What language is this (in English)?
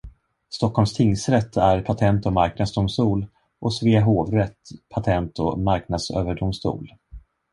Swedish